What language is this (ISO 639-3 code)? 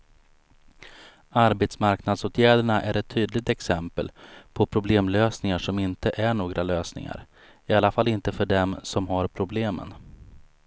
swe